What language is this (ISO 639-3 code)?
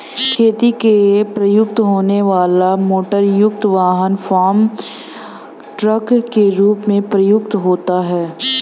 hin